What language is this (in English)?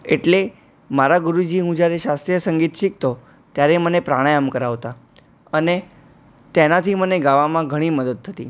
Gujarati